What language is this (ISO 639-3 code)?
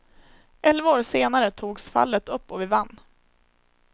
swe